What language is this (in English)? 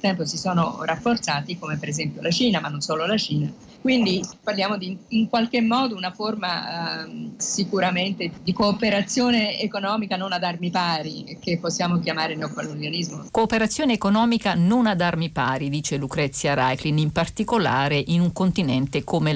Italian